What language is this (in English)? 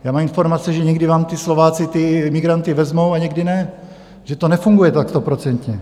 Czech